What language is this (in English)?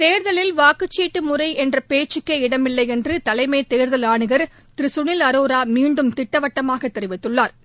Tamil